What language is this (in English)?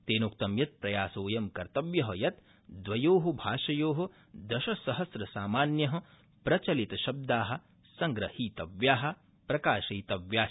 Sanskrit